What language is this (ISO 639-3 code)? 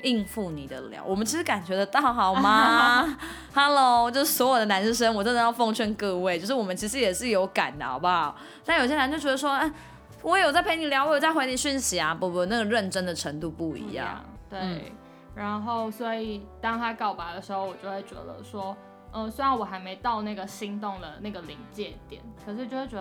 zho